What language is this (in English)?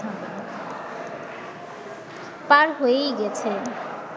Bangla